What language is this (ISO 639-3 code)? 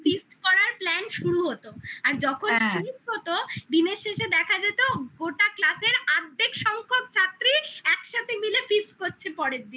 ben